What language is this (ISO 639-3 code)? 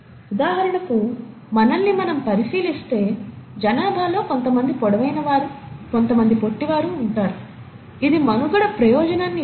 tel